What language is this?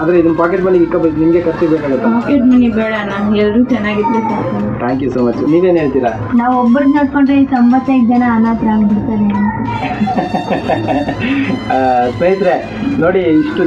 Italian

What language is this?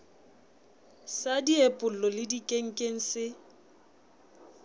Southern Sotho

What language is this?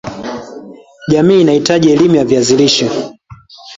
Swahili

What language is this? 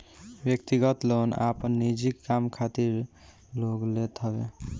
Bhojpuri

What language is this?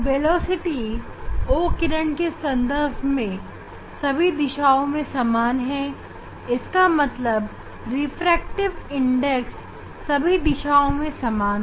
Hindi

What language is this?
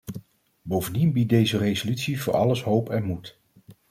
Dutch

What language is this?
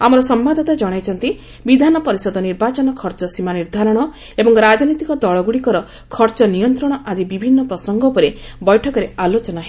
Odia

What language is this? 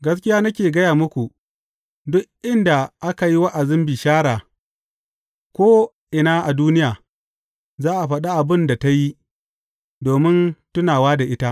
Hausa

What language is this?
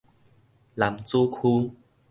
Min Nan Chinese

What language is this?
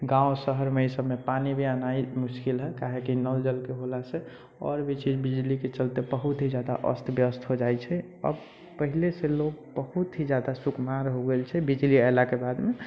Maithili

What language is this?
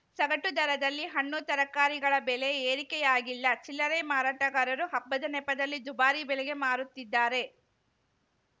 Kannada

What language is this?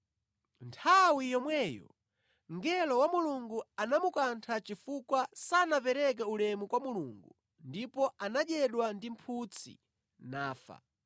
Nyanja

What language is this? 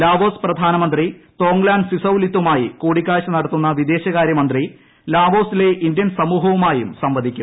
Malayalam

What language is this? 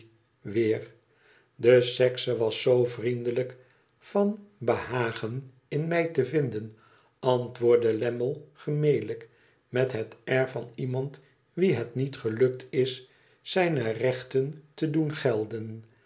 Dutch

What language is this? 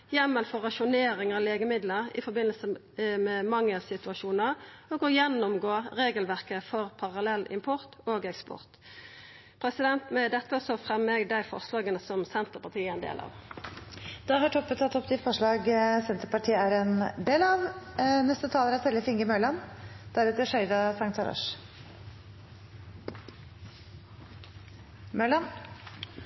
Norwegian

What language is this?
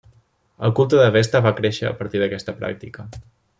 Catalan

